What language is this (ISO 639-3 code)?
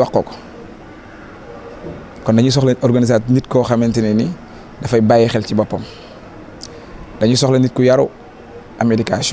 fra